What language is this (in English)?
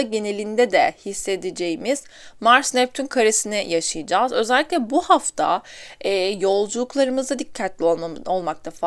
Turkish